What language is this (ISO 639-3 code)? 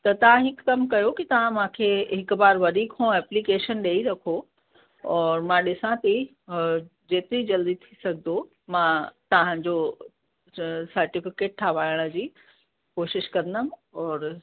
snd